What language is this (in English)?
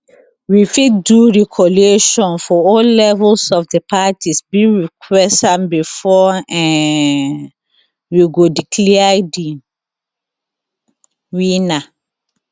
Nigerian Pidgin